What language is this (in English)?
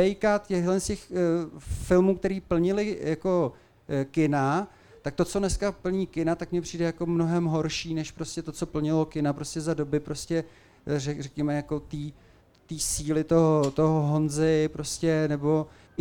Czech